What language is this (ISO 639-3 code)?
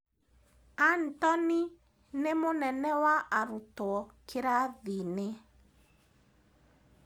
kik